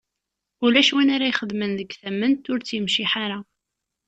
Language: Kabyle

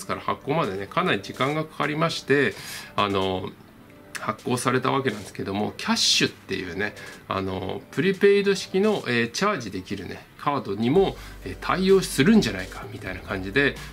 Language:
Japanese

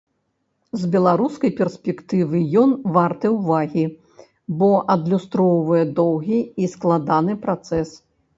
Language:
Belarusian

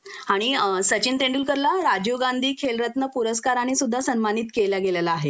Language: Marathi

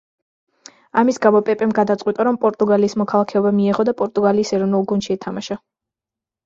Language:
Georgian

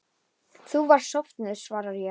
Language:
Icelandic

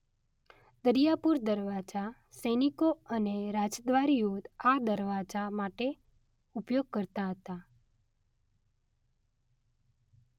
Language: Gujarati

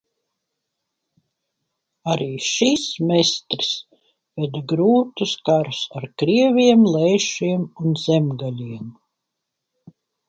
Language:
Latvian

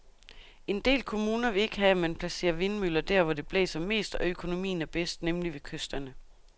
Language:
Danish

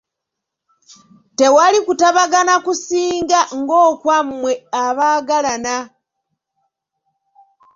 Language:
Ganda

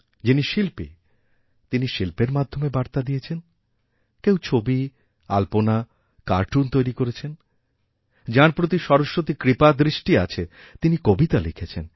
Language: Bangla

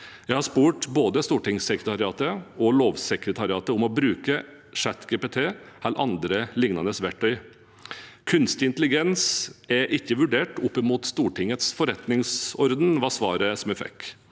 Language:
Norwegian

